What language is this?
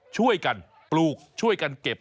Thai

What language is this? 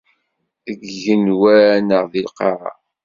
Kabyle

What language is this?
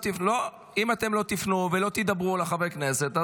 Hebrew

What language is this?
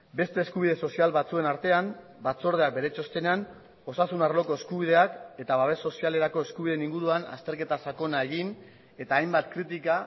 Basque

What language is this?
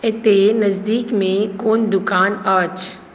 Maithili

